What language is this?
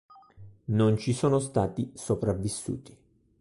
Italian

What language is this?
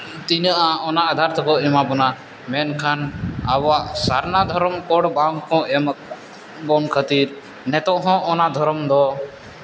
Santali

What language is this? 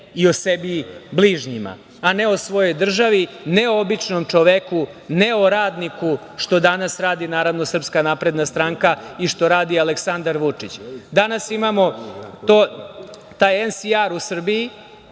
Serbian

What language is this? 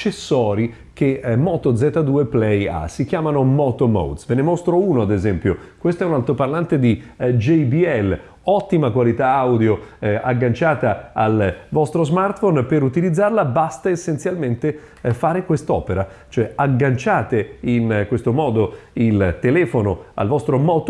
Italian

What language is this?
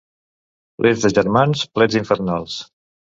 Catalan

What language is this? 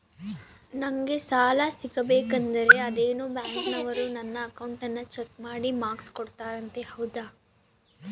Kannada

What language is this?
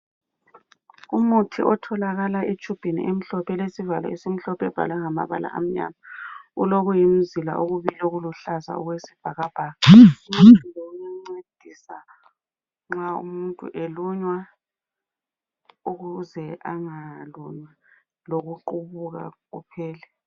North Ndebele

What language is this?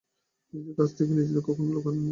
Bangla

